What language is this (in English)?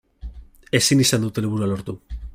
Basque